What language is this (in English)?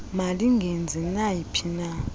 Xhosa